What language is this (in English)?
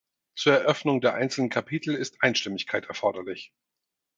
German